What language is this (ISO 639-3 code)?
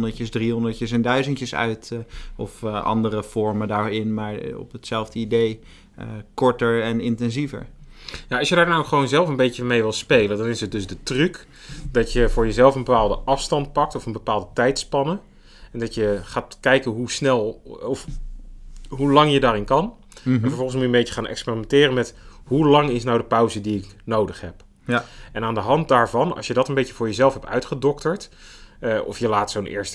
nld